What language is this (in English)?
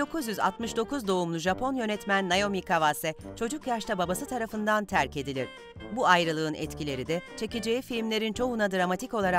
Turkish